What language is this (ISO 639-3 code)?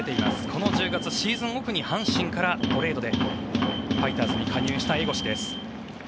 jpn